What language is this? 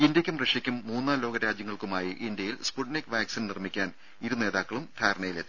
Malayalam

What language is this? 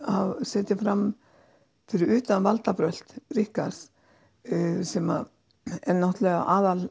Icelandic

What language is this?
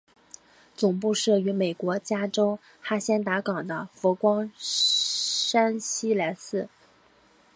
Chinese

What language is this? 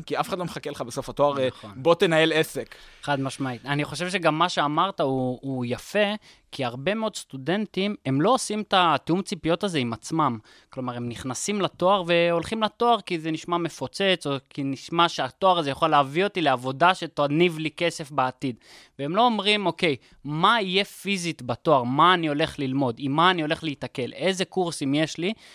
Hebrew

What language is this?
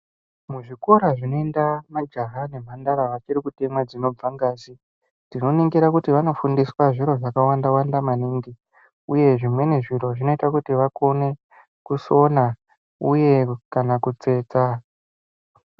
Ndau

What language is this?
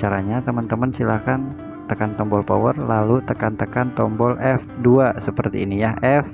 Indonesian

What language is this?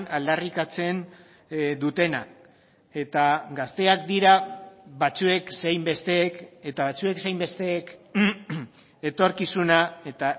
Basque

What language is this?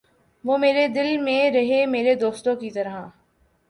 Urdu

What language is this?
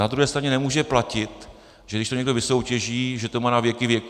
Czech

